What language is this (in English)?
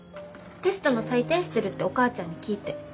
Japanese